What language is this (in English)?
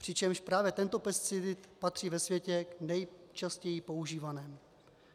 Czech